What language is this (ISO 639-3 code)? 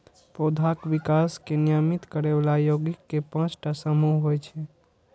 mai